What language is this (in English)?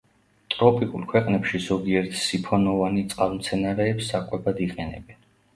Georgian